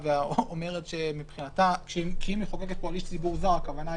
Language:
Hebrew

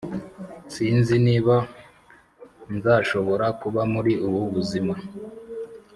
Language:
Kinyarwanda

